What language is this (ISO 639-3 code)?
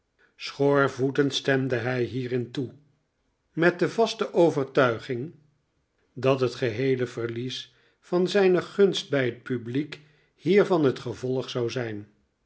nld